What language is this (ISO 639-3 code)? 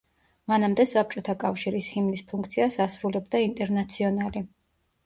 kat